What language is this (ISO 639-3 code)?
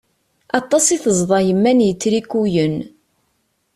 kab